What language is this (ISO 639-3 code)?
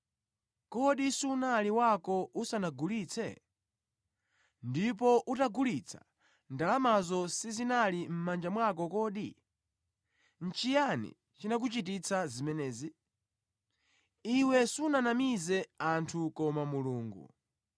nya